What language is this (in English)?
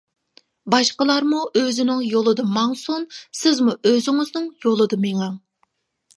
Uyghur